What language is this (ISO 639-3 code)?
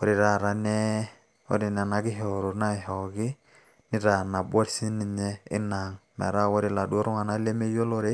mas